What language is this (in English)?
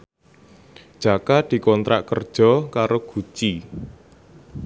Javanese